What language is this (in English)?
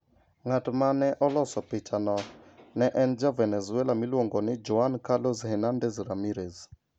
Luo (Kenya and Tanzania)